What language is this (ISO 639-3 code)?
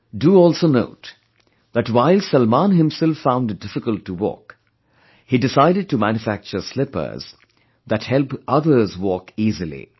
eng